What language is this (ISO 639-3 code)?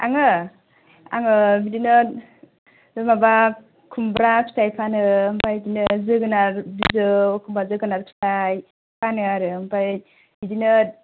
brx